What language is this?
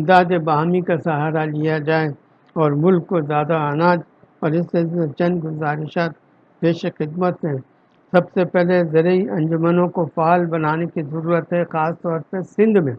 Urdu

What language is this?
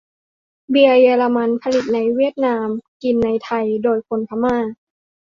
Thai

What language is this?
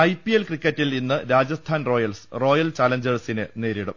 Malayalam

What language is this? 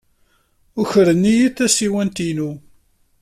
Kabyle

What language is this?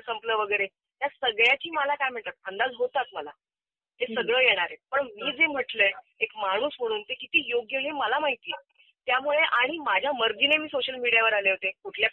Marathi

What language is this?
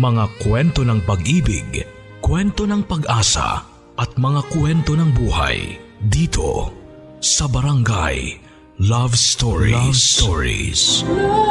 Filipino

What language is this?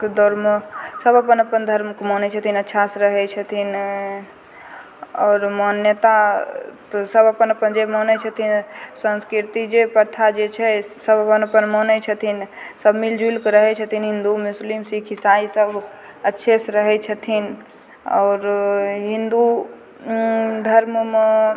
Maithili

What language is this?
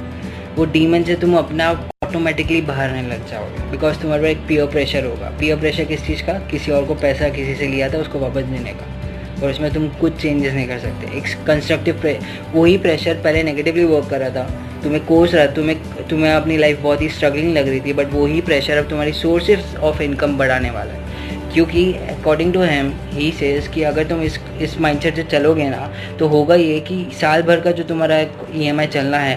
Hindi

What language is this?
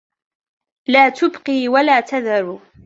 Arabic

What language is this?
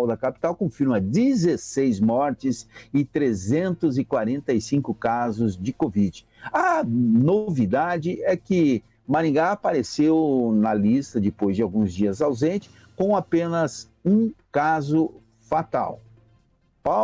Portuguese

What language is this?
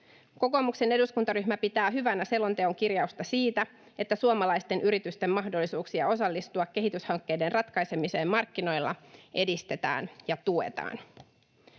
Finnish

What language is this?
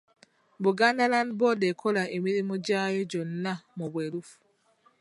Ganda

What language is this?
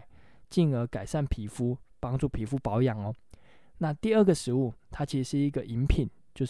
Chinese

